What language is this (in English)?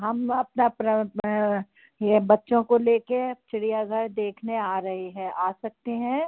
Hindi